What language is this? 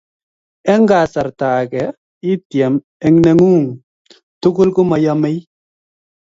Kalenjin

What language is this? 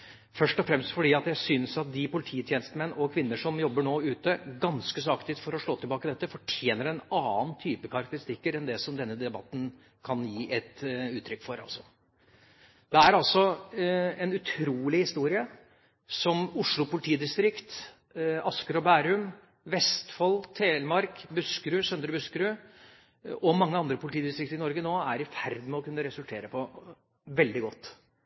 Norwegian Bokmål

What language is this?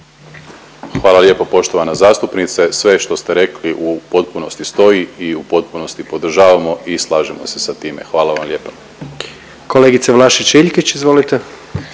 Croatian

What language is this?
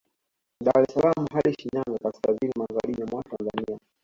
Swahili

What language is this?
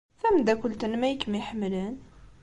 Kabyle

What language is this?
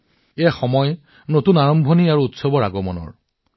Assamese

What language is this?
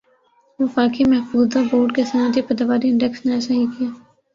Urdu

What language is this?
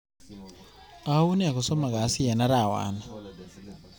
Kalenjin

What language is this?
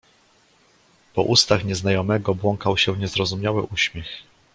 Polish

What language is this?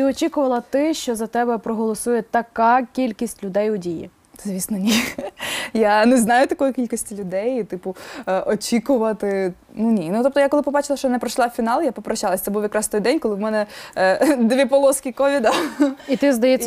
Ukrainian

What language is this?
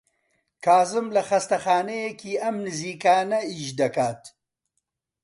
Central Kurdish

